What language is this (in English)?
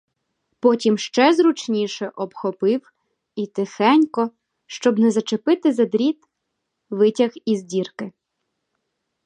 Ukrainian